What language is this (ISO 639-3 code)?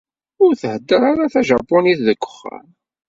kab